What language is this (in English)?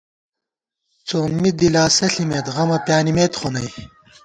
Gawar-Bati